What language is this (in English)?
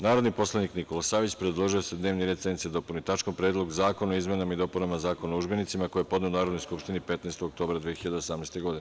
Serbian